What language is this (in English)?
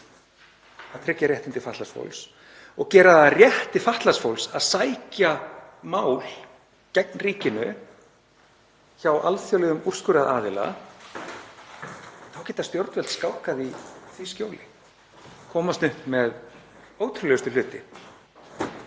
Icelandic